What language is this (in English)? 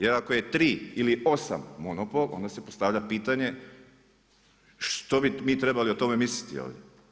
Croatian